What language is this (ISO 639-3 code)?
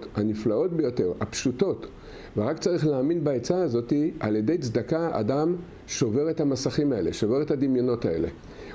heb